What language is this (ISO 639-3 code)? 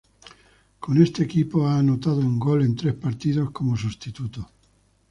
spa